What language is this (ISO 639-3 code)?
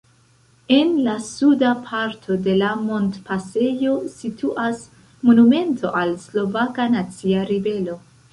epo